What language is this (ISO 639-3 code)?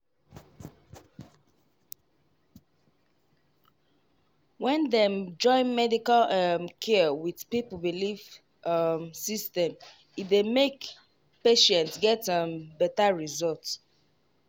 pcm